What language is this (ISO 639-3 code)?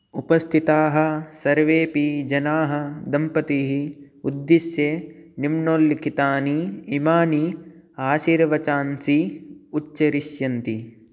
san